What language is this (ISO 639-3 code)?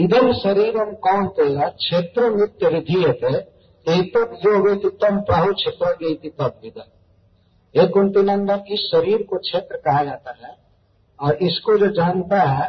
hin